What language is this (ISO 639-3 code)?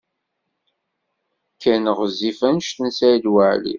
kab